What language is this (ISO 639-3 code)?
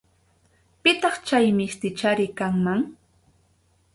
qxu